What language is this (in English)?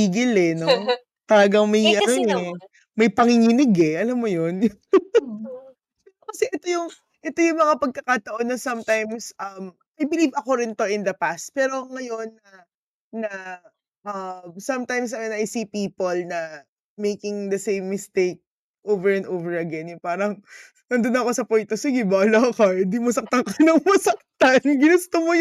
Filipino